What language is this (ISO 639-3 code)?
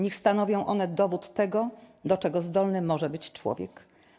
pol